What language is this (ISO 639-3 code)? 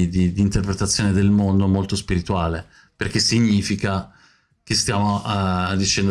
ita